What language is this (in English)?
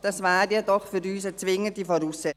Swiss German